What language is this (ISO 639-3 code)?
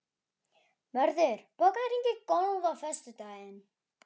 isl